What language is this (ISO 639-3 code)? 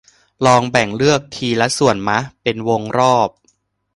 tha